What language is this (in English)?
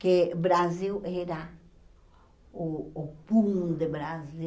Portuguese